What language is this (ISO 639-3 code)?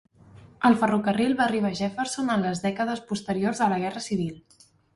cat